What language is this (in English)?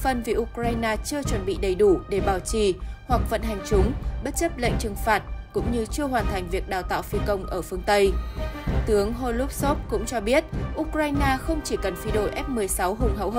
Vietnamese